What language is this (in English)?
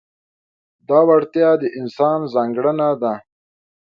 Pashto